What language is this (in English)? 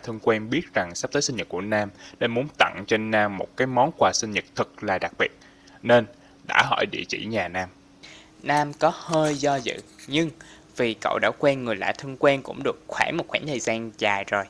Vietnamese